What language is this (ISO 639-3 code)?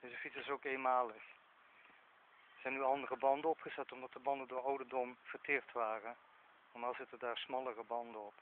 nld